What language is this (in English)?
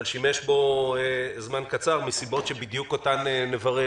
Hebrew